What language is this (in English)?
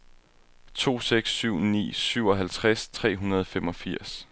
Danish